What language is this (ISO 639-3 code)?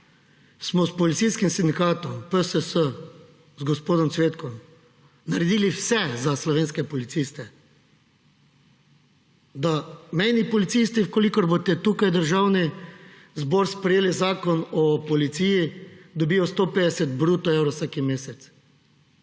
slv